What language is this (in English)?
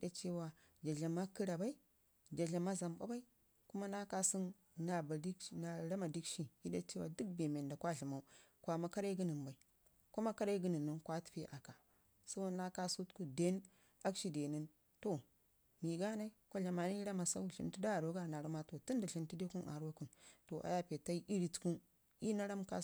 Ngizim